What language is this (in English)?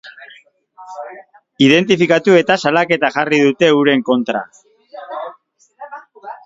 Basque